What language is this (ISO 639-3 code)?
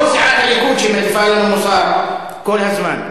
heb